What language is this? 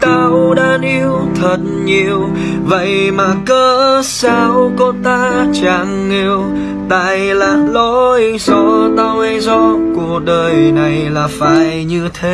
Vietnamese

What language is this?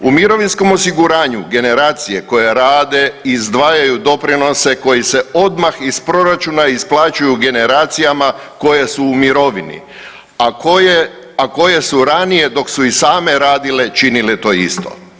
Croatian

